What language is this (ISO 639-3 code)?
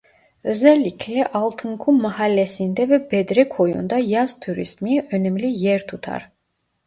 tur